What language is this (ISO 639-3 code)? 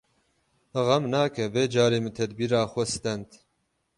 kur